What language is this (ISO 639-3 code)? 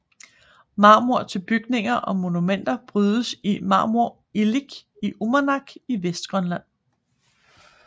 dan